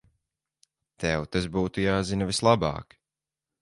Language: Latvian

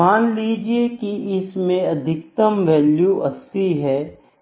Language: Hindi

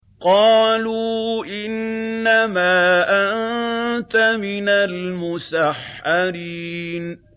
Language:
Arabic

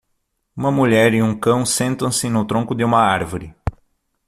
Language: Portuguese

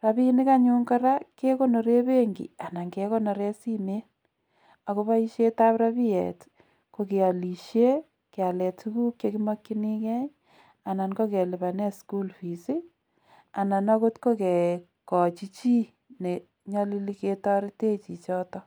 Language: Kalenjin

